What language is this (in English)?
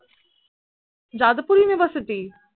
Bangla